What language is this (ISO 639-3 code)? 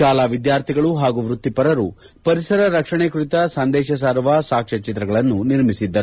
kan